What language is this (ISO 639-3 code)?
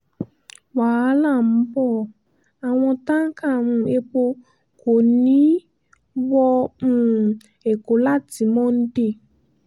yor